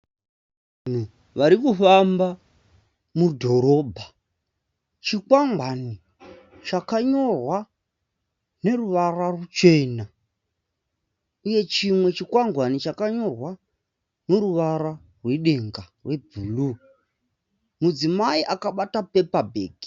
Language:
Shona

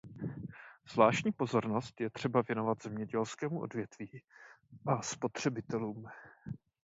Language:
Czech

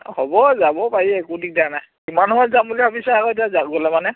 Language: Assamese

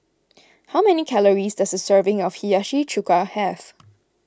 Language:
English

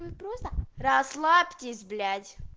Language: Russian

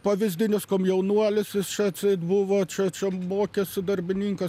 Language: Lithuanian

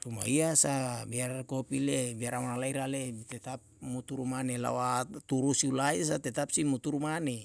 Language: Yalahatan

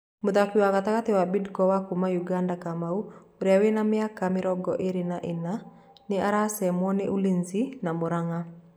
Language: Kikuyu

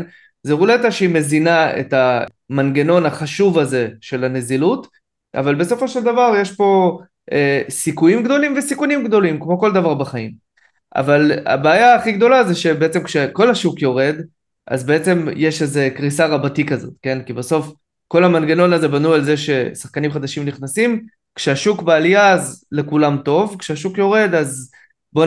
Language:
Hebrew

